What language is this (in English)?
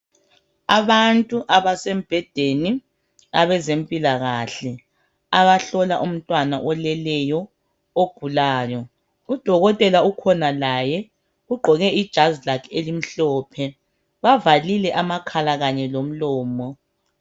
North Ndebele